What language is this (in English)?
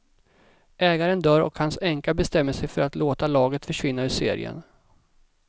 Swedish